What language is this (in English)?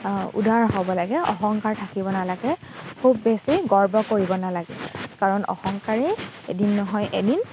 Assamese